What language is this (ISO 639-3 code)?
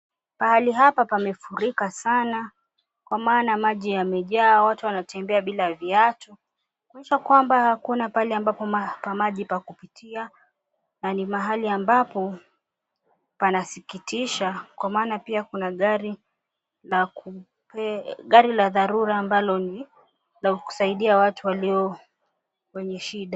swa